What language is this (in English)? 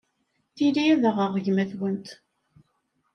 Kabyle